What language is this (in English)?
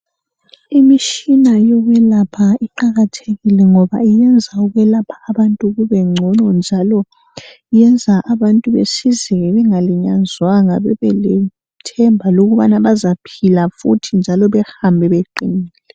North Ndebele